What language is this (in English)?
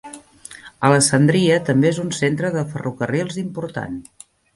Catalan